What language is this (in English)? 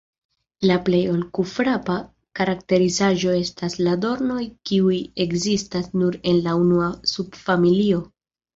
Esperanto